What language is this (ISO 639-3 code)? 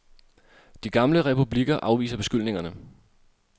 dan